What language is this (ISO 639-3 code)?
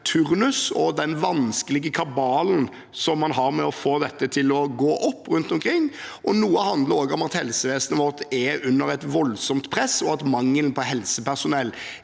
nor